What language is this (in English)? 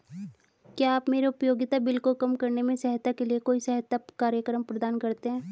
Hindi